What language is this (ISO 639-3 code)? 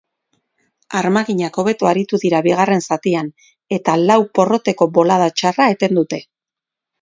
eus